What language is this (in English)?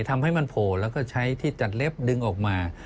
Thai